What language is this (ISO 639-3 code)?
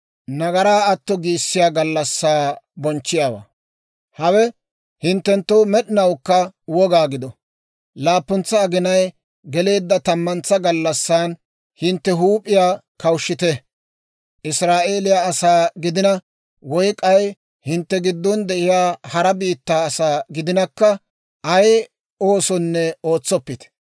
dwr